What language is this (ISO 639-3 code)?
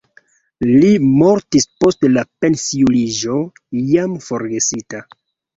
epo